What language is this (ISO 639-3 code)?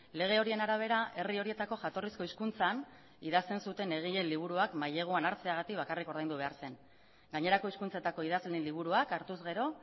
eus